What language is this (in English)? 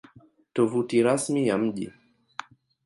Swahili